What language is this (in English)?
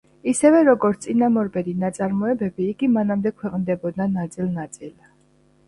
Georgian